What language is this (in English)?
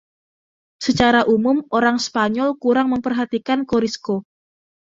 Indonesian